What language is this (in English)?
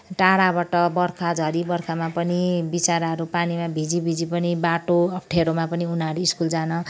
Nepali